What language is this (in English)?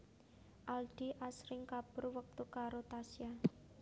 Javanese